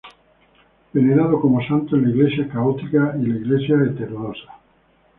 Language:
Spanish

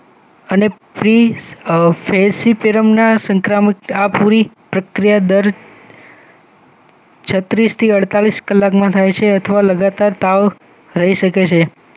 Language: Gujarati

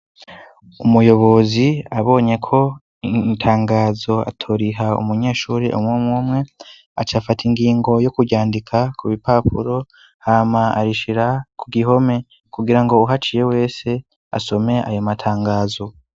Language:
Rundi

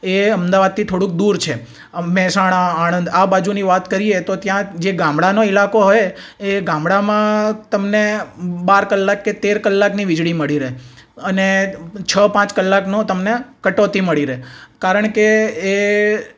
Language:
Gujarati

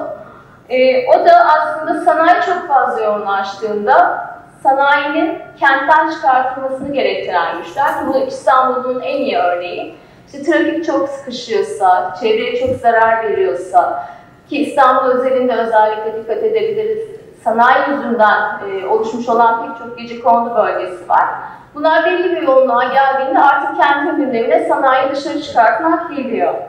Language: Turkish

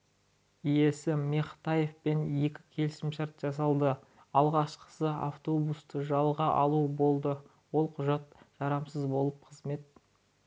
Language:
Kazakh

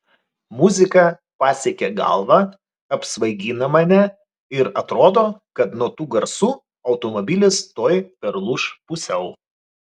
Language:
Lithuanian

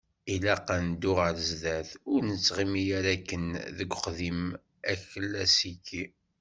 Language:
Kabyle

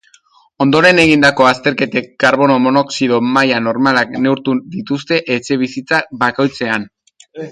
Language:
Basque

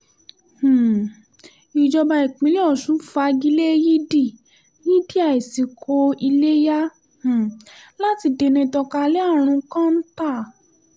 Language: Yoruba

